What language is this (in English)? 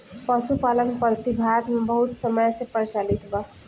Bhojpuri